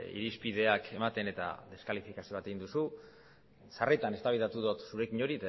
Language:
Basque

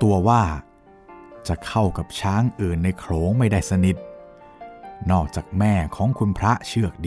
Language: Thai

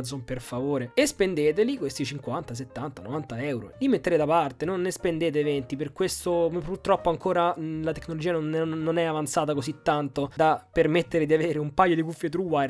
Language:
Italian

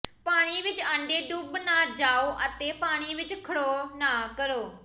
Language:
Punjabi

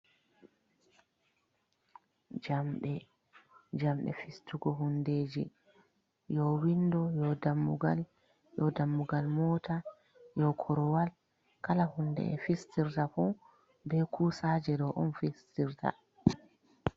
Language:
Fula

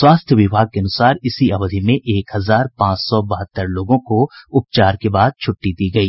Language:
Hindi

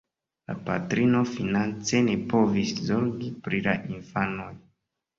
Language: Esperanto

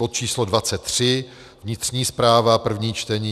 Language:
Czech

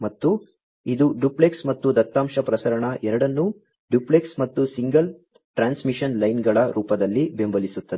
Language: Kannada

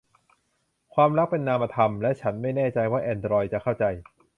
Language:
Thai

